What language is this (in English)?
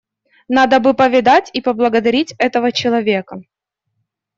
Russian